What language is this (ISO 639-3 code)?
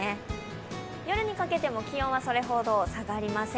jpn